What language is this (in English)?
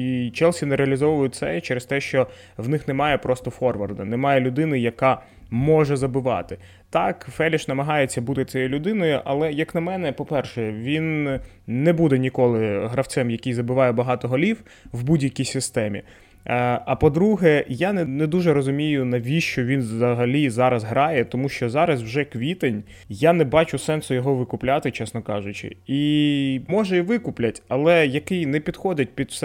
Ukrainian